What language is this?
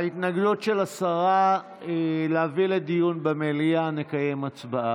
Hebrew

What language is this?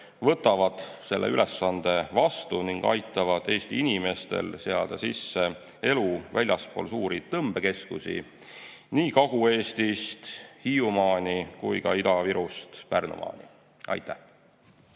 Estonian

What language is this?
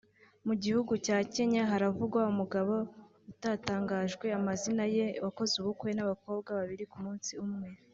Kinyarwanda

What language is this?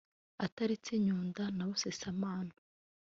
Kinyarwanda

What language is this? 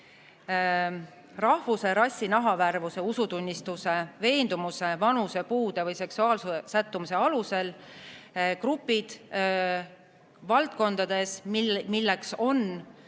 Estonian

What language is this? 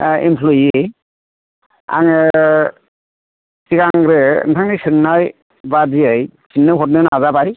Bodo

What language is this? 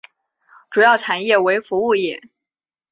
Chinese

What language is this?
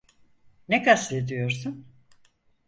Turkish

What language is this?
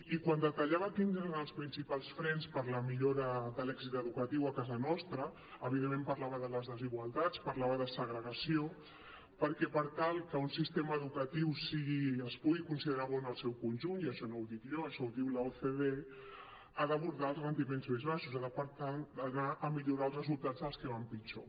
Catalan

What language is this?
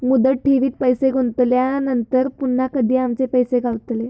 Marathi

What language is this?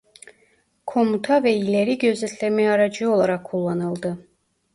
Turkish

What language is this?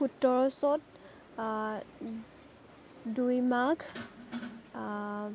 Assamese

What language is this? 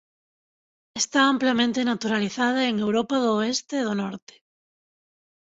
Galician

